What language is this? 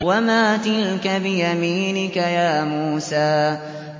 Arabic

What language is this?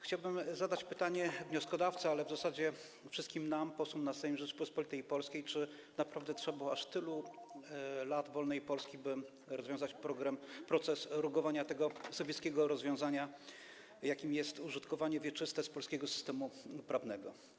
Polish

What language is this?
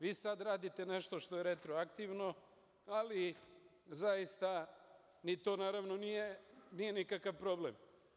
Serbian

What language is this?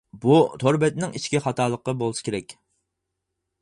Uyghur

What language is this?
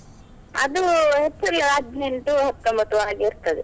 Kannada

